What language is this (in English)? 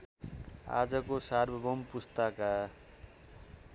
Nepali